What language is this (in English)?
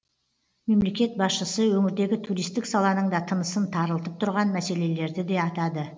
Kazakh